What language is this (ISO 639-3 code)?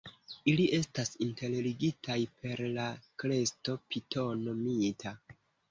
epo